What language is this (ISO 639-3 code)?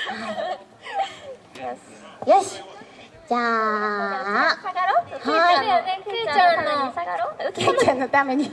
jpn